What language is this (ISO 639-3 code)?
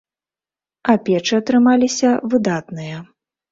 bel